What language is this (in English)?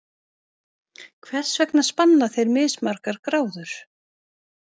Icelandic